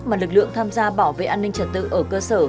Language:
Vietnamese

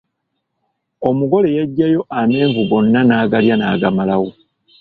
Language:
Ganda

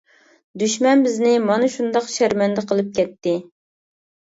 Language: Uyghur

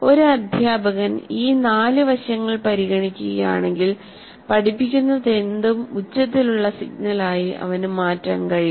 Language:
Malayalam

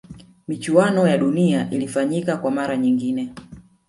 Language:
Swahili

